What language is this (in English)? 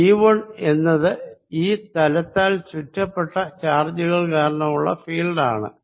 Malayalam